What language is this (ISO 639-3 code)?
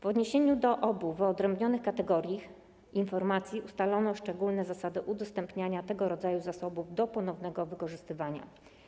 pol